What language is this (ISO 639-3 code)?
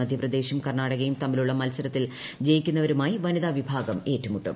mal